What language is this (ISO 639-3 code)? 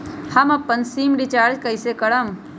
mag